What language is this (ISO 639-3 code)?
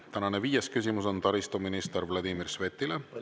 est